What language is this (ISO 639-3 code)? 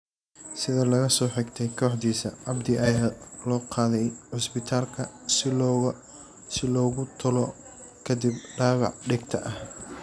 som